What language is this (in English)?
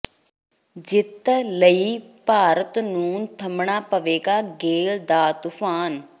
Punjabi